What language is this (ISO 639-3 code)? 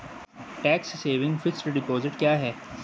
hin